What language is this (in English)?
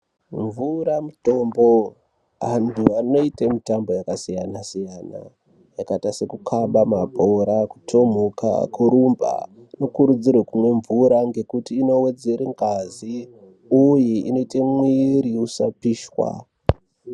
Ndau